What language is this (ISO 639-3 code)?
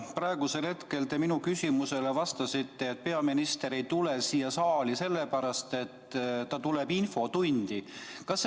est